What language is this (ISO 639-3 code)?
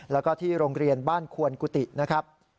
tha